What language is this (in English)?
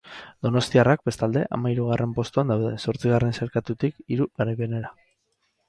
Basque